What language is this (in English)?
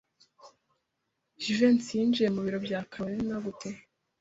Kinyarwanda